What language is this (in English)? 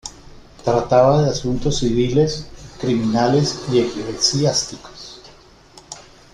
Spanish